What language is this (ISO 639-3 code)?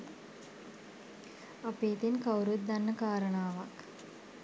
sin